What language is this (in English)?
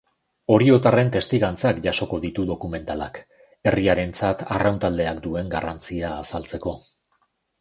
Basque